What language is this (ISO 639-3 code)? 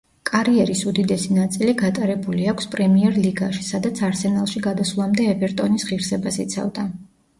kat